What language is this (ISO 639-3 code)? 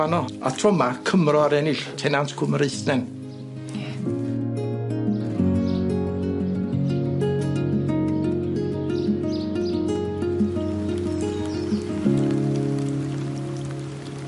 cym